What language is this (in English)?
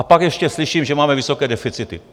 Czech